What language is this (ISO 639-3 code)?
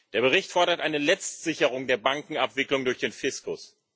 deu